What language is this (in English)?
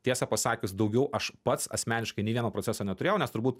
Lithuanian